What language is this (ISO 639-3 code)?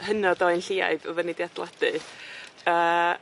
cym